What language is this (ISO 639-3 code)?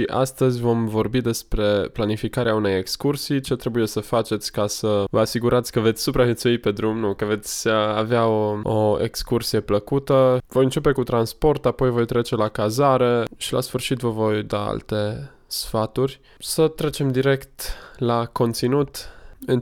ron